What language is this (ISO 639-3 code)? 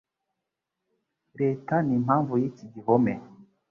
kin